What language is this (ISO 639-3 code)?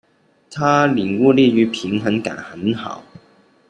zho